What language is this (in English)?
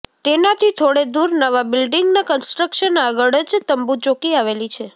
Gujarati